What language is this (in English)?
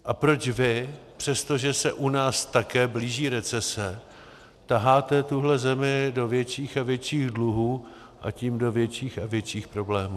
Czech